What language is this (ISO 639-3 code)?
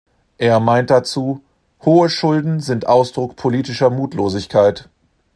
deu